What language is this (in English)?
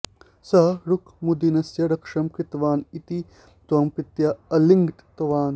Sanskrit